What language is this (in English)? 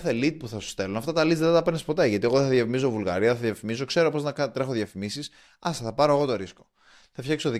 Greek